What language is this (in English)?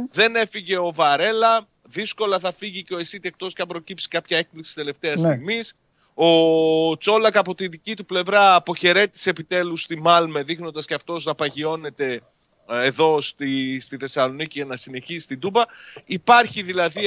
Greek